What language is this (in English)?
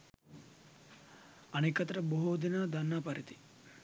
Sinhala